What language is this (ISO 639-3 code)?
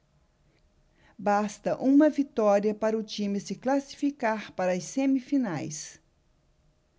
por